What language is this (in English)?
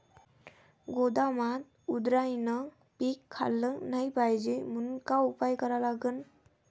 Marathi